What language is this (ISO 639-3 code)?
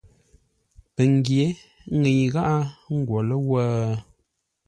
nla